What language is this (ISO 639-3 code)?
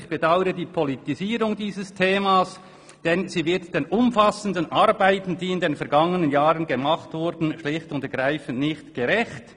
gsw